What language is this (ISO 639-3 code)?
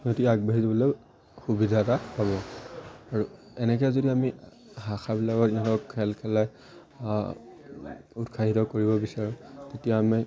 asm